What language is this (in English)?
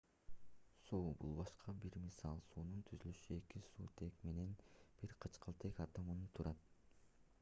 Kyrgyz